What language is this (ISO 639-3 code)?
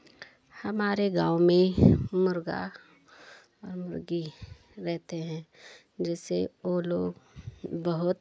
hin